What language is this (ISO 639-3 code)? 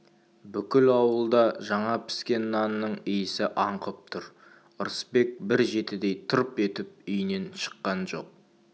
kaz